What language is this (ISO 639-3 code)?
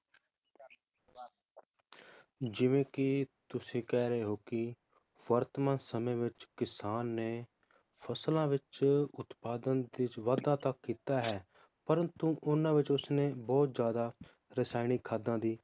pan